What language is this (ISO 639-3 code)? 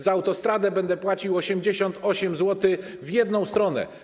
pol